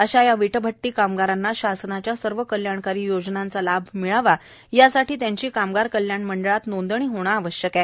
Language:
Marathi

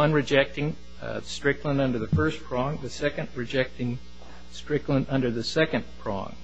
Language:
English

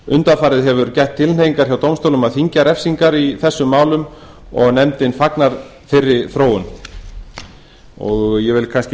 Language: Icelandic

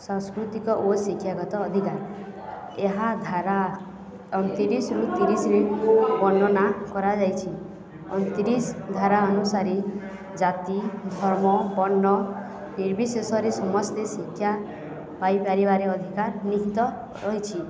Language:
Odia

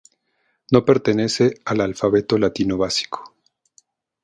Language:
Spanish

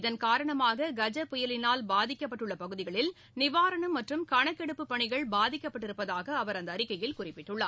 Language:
Tamil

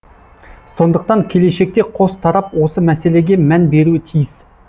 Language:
Kazakh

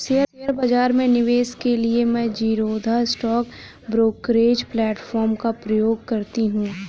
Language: Hindi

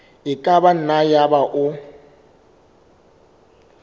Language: Southern Sotho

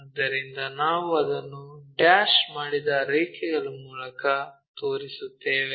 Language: Kannada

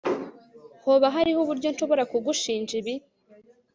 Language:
Kinyarwanda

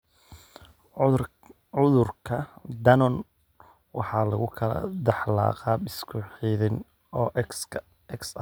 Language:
Somali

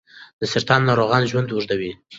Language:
Pashto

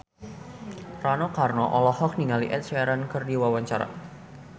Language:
Sundanese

